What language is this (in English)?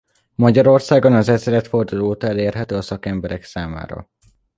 Hungarian